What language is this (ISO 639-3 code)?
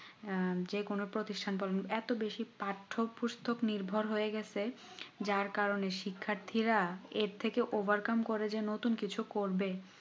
ben